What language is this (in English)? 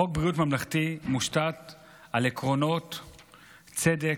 Hebrew